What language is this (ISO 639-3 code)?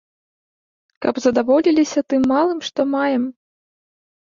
bel